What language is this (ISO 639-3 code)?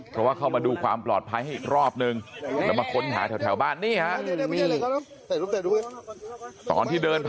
tha